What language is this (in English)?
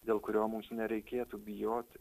Lithuanian